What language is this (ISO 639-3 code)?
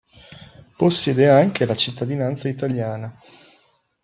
ita